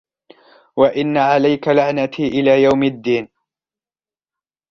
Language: Arabic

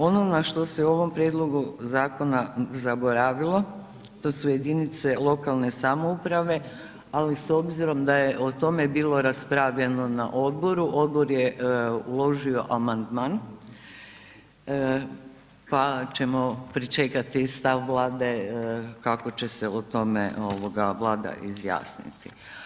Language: Croatian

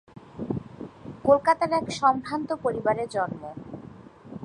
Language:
Bangla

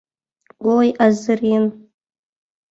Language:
Mari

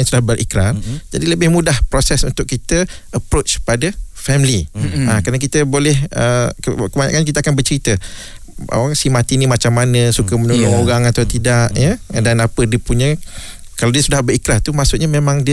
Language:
Malay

